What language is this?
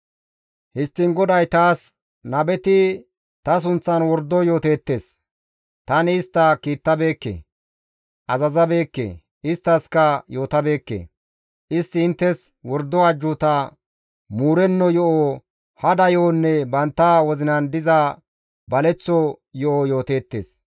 Gamo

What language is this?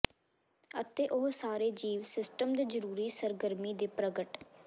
Punjabi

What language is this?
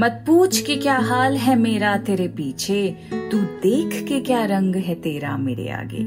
Hindi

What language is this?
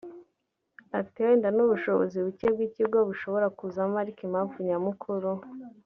Kinyarwanda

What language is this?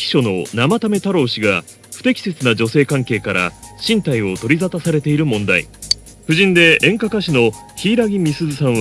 Japanese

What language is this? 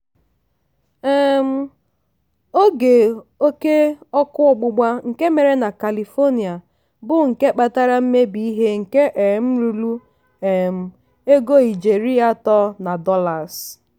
Igbo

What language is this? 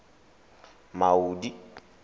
Tswana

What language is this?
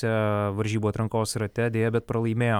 Lithuanian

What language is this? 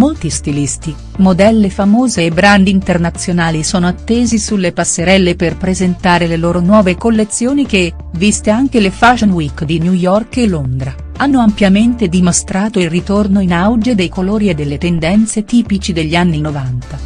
Italian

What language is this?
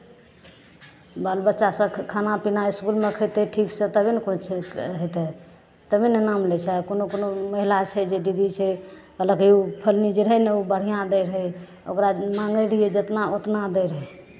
Maithili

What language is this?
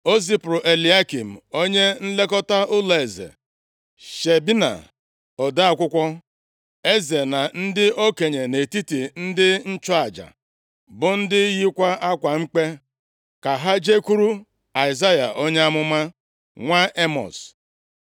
Igbo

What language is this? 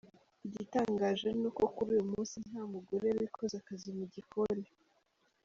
Kinyarwanda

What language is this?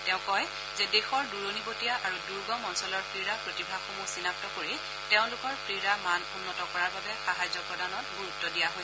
Assamese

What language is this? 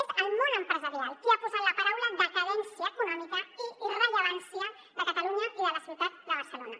Catalan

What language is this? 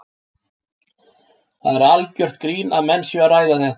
Icelandic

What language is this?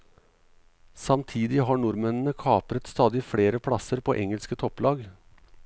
Norwegian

